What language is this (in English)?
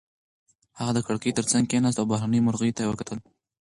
Pashto